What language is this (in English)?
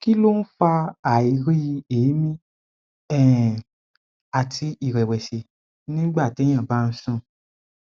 Yoruba